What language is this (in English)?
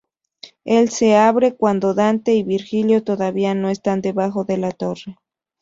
Spanish